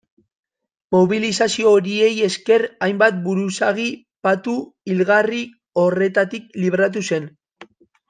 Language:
Basque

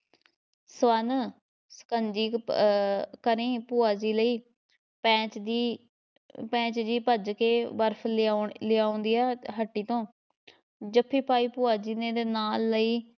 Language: Punjabi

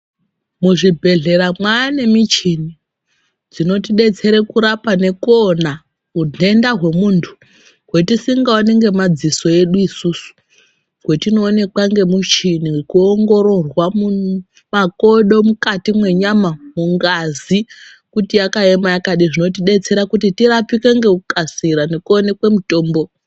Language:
Ndau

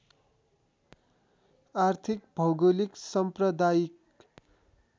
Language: Nepali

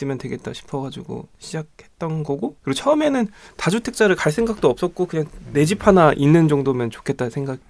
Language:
Korean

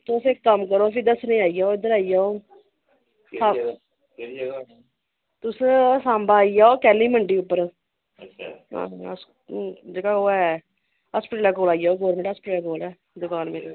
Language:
Dogri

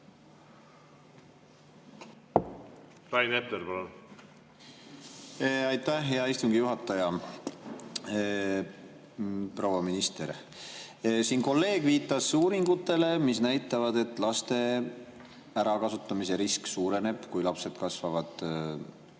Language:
Estonian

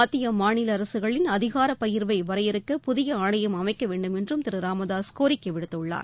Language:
Tamil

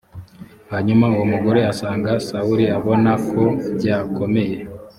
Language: Kinyarwanda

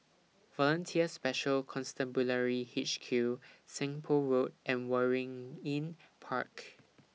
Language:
English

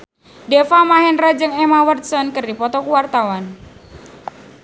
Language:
Sundanese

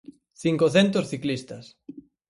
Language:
Galician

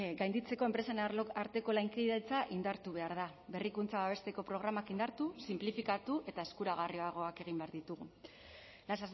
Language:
Basque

